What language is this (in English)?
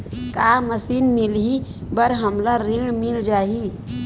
Chhattisgarhi